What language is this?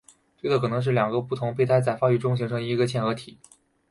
Chinese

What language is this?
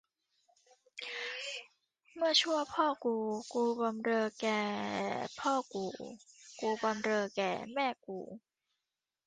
Thai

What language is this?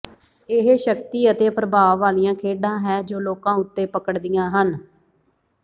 Punjabi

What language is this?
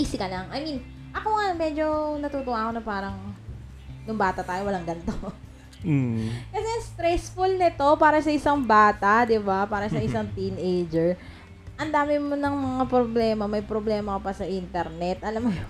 Filipino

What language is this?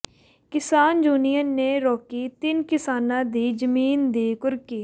Punjabi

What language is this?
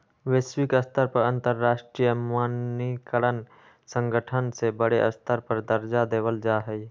Magahi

